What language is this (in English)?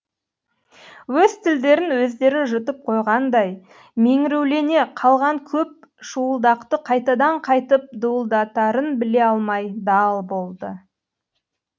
Kazakh